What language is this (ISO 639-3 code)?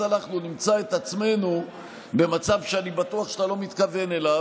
heb